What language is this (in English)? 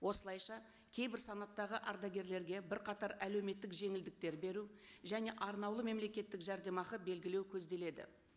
Kazakh